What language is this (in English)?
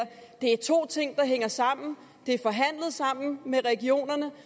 Danish